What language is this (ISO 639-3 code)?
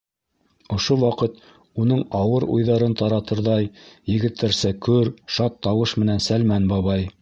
bak